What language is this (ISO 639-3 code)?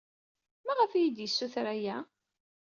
kab